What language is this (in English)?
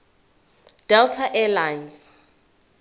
Zulu